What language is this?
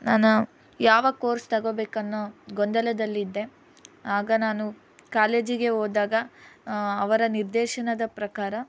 Kannada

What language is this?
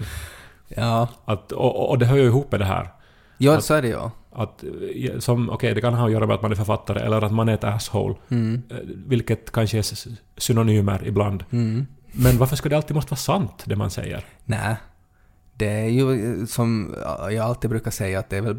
Swedish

